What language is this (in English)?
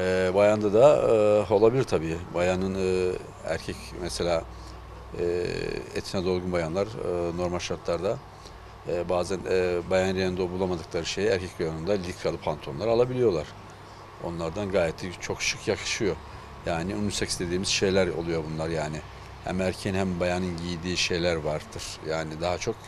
Turkish